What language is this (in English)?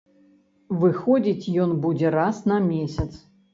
Belarusian